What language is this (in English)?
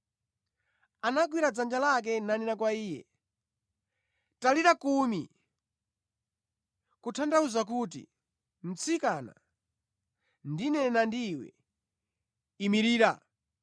Nyanja